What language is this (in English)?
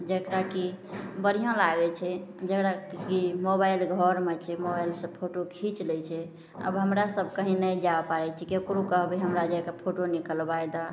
Maithili